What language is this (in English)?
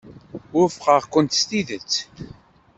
Kabyle